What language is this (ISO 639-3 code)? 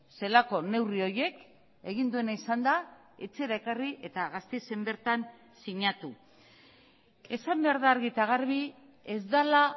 eus